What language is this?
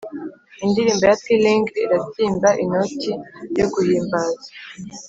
Kinyarwanda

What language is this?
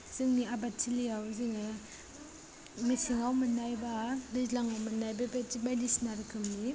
Bodo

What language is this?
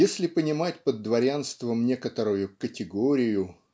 Russian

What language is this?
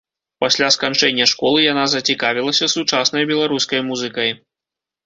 Belarusian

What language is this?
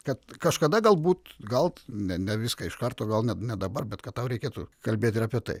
Lithuanian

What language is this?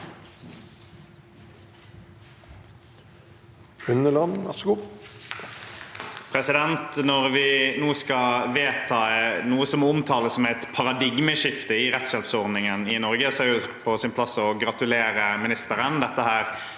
Norwegian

